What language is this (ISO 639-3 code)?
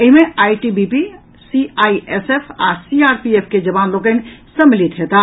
mai